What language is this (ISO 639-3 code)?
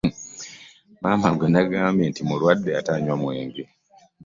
lug